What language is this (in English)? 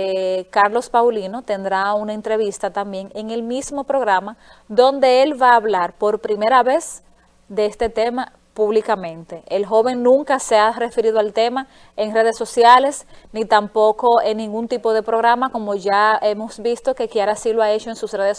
Spanish